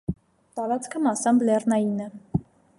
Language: Armenian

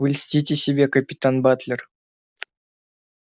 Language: Russian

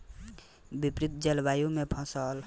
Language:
Bhojpuri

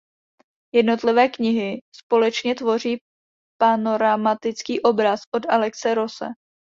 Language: Czech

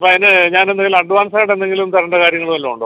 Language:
Malayalam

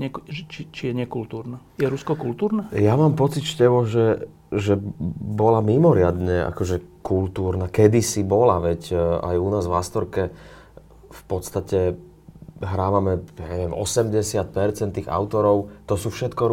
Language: Slovak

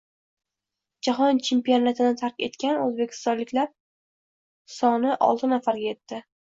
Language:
Uzbek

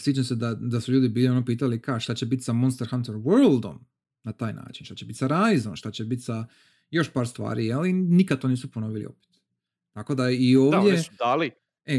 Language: Croatian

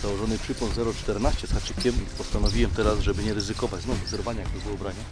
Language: Polish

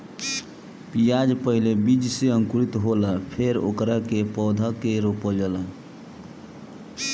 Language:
Bhojpuri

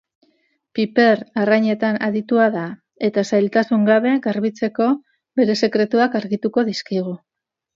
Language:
Basque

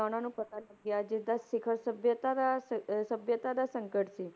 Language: Punjabi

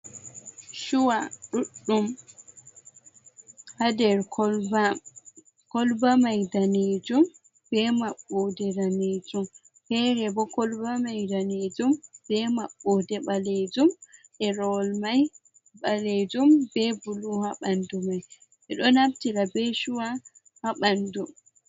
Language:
Fula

